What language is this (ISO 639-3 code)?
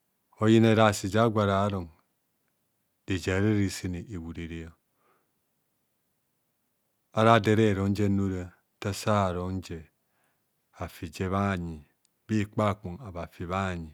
bcs